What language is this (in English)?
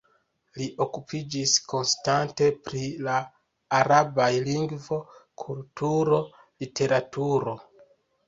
Esperanto